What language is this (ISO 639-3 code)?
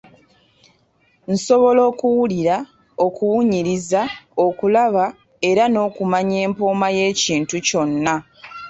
lug